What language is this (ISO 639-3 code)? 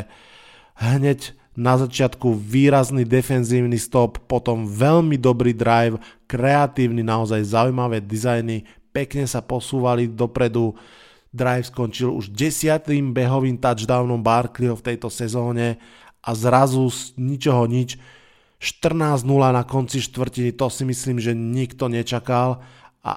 slk